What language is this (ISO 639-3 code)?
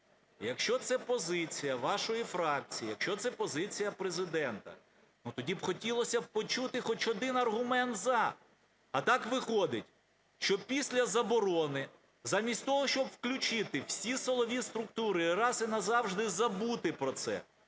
ukr